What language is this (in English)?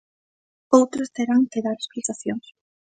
Galician